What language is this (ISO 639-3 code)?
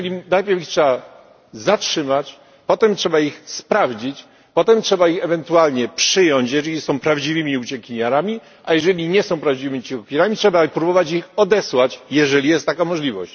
pol